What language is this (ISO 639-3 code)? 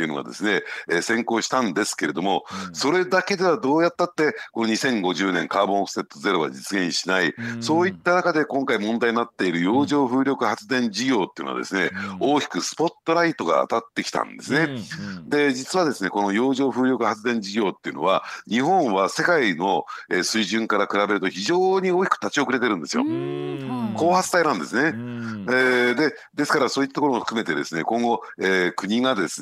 jpn